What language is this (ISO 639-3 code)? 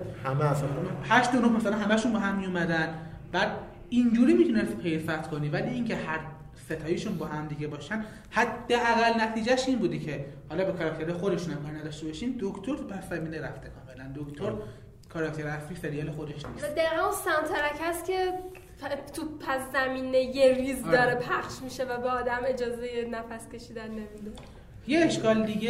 fas